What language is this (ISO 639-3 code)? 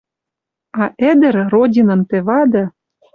mrj